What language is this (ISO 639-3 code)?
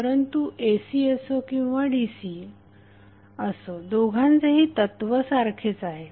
mar